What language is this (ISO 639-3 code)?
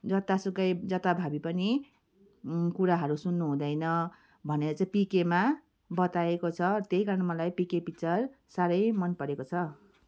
nep